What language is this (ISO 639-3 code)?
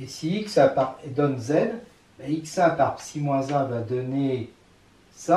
fra